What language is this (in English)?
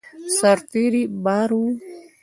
Pashto